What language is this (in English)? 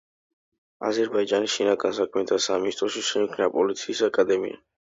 Georgian